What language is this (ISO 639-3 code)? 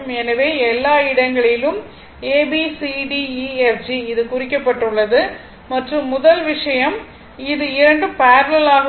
tam